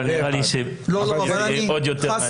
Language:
Hebrew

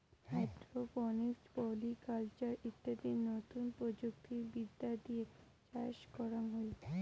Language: Bangla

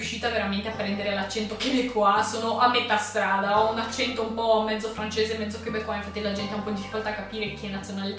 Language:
Italian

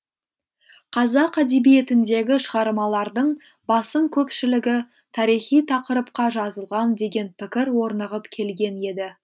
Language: Kazakh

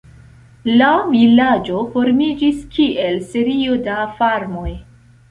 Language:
Esperanto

